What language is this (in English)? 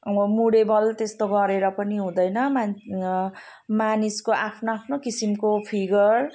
Nepali